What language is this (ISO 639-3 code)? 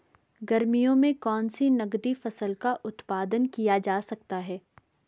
hin